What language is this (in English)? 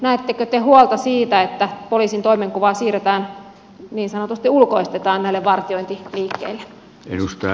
Finnish